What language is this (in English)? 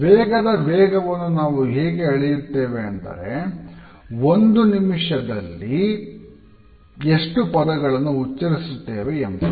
Kannada